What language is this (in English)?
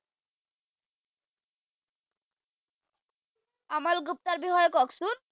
Assamese